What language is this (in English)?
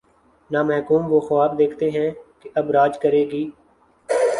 Urdu